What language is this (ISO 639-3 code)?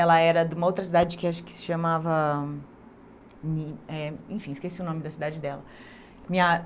por